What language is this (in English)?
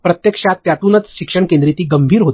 Marathi